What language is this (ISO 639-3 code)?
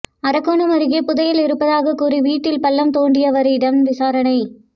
tam